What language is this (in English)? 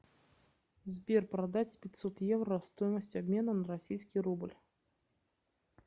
Russian